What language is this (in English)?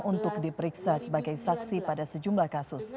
Indonesian